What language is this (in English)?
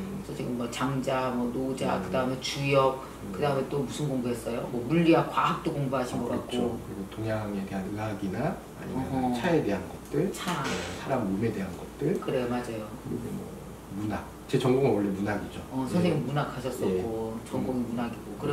Korean